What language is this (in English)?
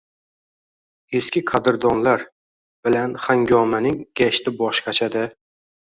Uzbek